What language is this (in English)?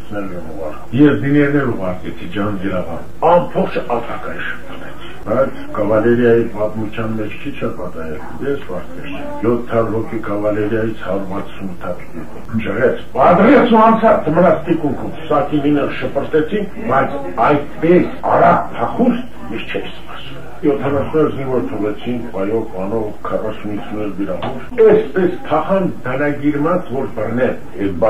Romanian